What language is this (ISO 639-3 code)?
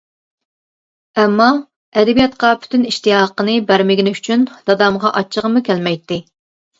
uig